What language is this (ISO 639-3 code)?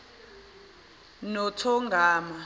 zul